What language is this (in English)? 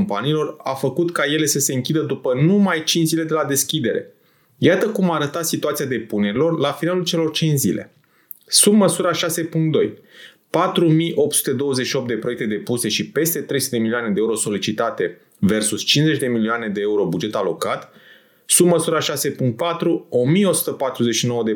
Romanian